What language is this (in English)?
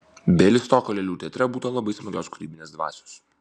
Lithuanian